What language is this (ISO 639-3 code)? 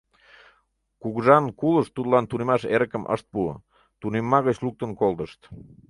chm